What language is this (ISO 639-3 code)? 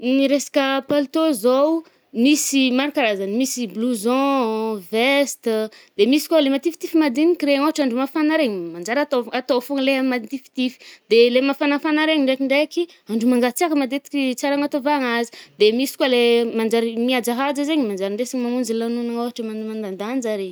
bmm